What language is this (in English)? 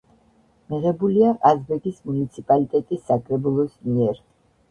Georgian